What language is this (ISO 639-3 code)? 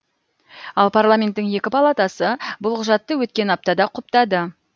kaz